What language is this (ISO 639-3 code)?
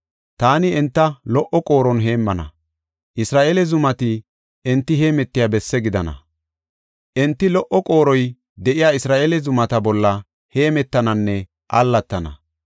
gof